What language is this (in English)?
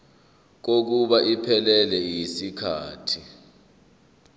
Zulu